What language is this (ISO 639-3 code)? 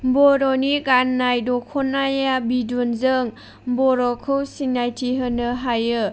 brx